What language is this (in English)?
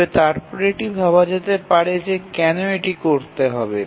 Bangla